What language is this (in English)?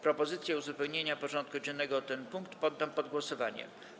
Polish